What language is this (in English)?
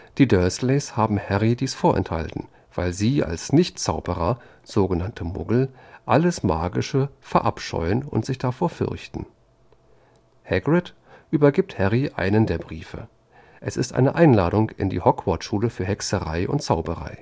German